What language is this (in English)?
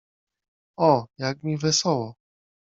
Polish